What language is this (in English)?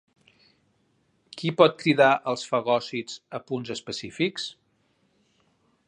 Catalan